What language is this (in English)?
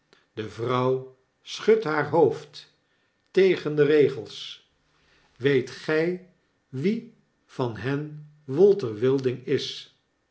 Dutch